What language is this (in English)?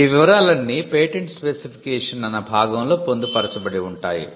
Telugu